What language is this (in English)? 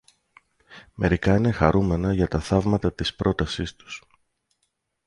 Greek